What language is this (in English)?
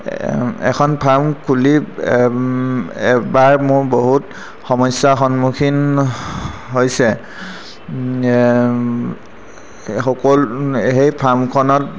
Assamese